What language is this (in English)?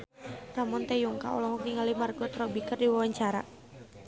Sundanese